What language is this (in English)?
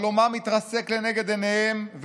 Hebrew